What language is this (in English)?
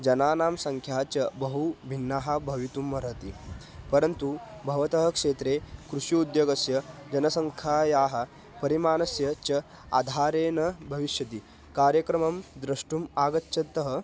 Sanskrit